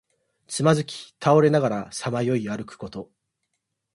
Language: Japanese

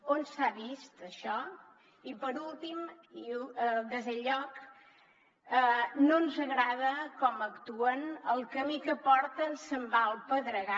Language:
Catalan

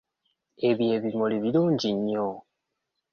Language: Ganda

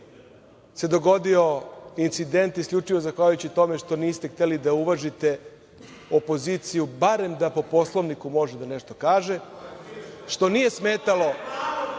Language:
Serbian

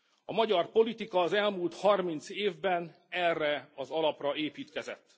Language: Hungarian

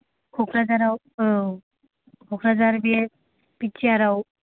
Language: Bodo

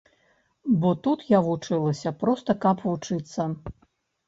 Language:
Belarusian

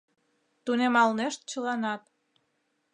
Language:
Mari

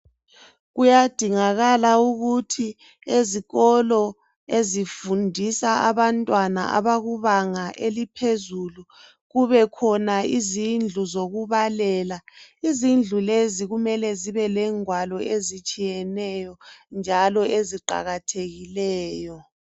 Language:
North Ndebele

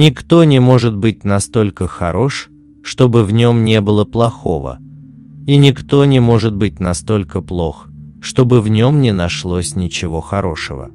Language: Russian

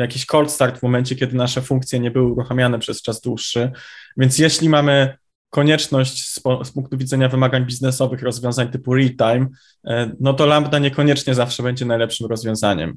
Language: Polish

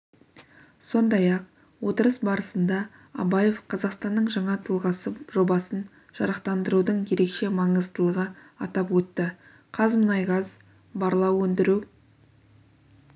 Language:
Kazakh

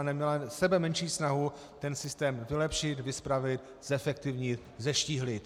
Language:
Czech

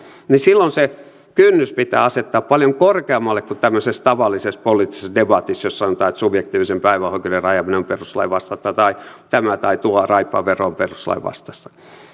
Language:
Finnish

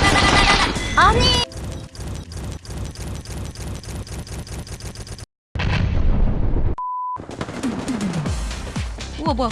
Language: Korean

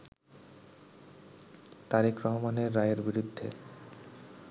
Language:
Bangla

